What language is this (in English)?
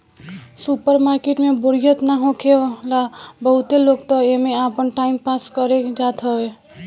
Bhojpuri